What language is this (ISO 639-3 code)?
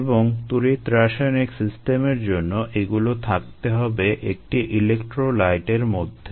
ben